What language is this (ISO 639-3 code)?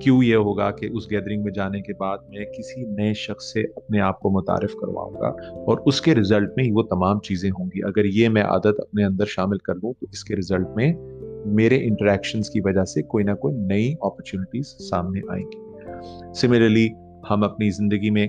urd